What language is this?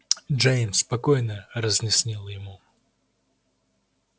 Russian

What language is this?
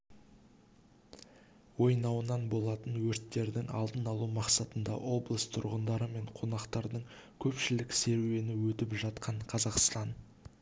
Kazakh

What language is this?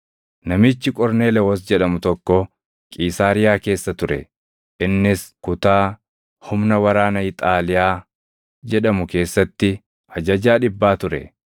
Oromo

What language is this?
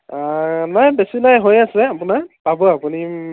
Assamese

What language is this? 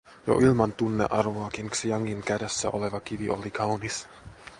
Finnish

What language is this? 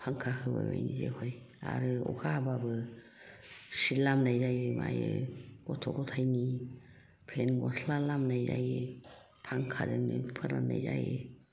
Bodo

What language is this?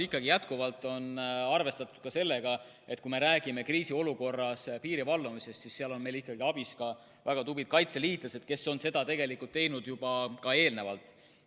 Estonian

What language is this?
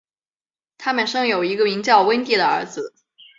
Chinese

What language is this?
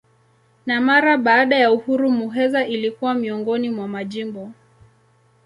Swahili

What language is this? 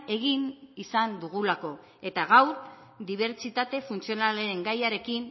Basque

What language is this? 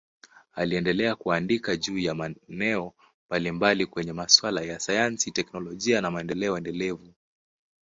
Swahili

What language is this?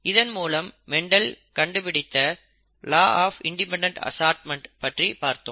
Tamil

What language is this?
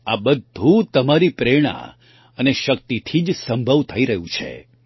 Gujarati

